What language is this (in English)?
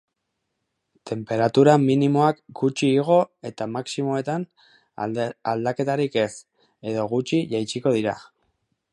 Basque